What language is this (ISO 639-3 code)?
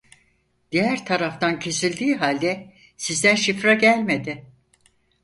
tur